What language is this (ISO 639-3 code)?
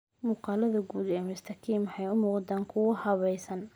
som